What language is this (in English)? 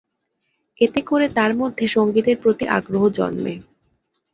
Bangla